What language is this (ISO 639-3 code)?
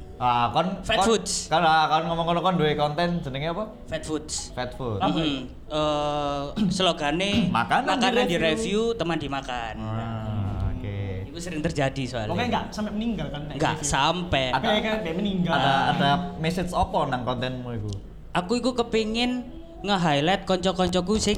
ind